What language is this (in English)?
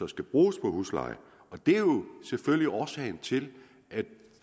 Danish